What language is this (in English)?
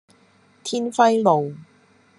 Cantonese